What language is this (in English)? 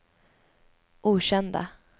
Swedish